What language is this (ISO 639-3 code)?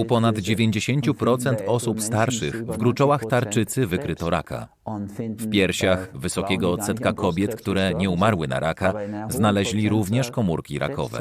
pol